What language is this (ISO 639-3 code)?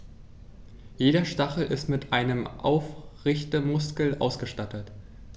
deu